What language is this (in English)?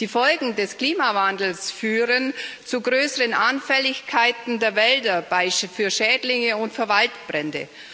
German